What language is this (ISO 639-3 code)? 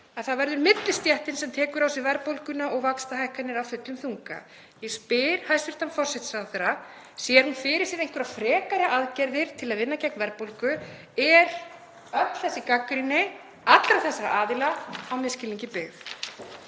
isl